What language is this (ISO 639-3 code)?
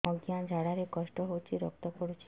ori